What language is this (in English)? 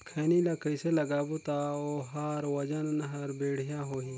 Chhattisgarhi